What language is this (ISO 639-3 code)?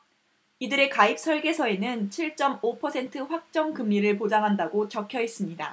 kor